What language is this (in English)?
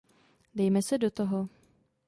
Czech